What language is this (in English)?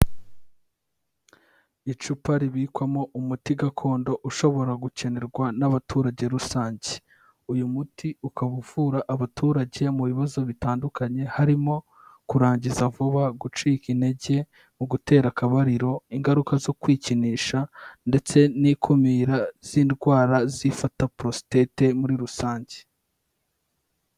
Kinyarwanda